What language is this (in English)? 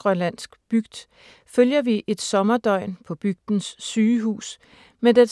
Danish